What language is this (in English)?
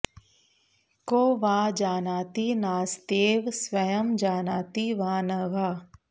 Sanskrit